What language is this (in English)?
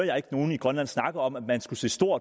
Danish